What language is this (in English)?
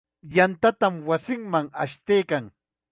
Chiquián Ancash Quechua